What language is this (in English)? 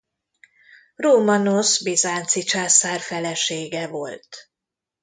Hungarian